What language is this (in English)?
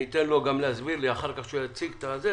Hebrew